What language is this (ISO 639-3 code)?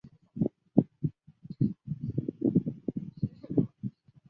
zho